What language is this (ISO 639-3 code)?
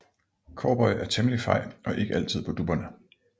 dan